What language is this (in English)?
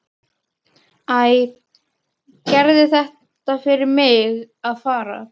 Icelandic